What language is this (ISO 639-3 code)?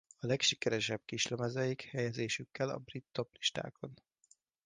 hun